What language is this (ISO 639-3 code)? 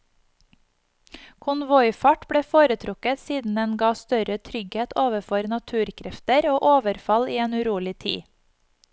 nor